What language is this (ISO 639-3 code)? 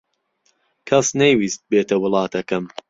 ckb